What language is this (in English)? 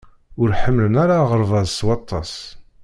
Kabyle